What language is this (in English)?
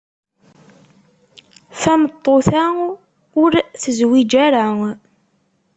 Kabyle